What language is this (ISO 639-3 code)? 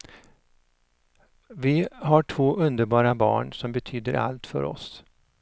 swe